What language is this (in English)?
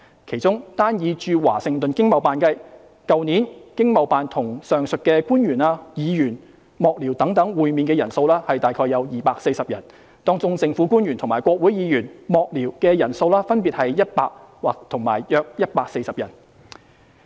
Cantonese